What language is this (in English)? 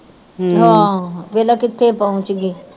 Punjabi